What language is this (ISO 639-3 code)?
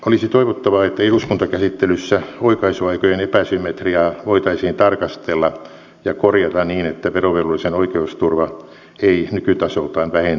fin